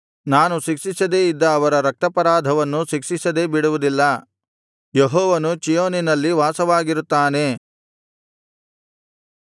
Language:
Kannada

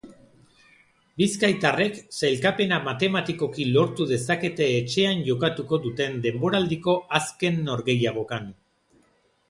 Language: Basque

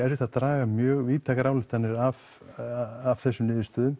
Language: Icelandic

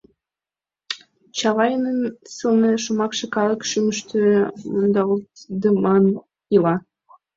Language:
Mari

